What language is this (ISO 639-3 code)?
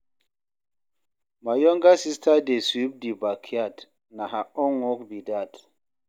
pcm